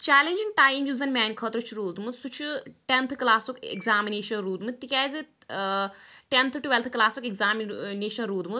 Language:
Kashmiri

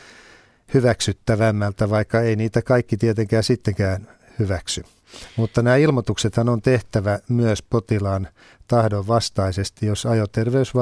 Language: Finnish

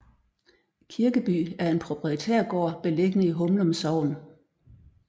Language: Danish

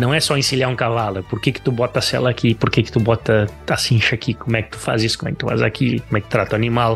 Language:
Portuguese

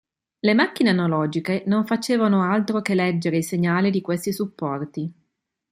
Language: Italian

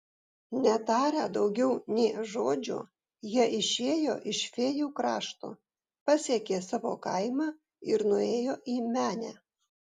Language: Lithuanian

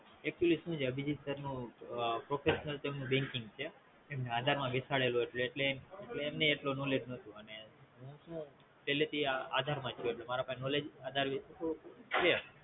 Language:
Gujarati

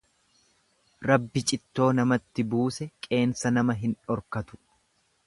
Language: Oromo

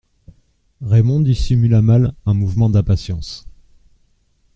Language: French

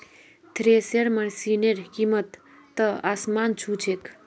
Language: Magahi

